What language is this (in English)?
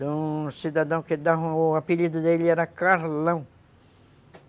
Portuguese